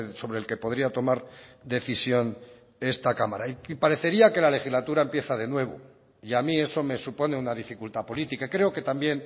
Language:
Spanish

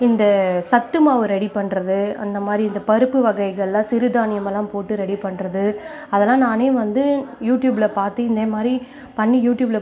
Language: Tamil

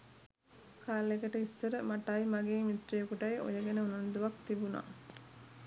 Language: Sinhala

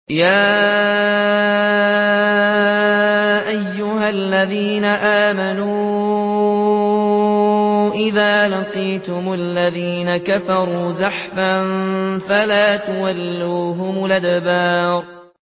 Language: Arabic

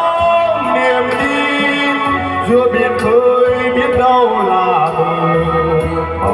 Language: Vietnamese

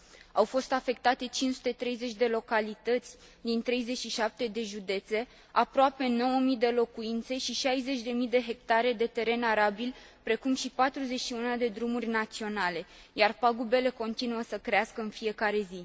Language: Romanian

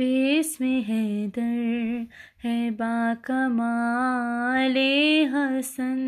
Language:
Urdu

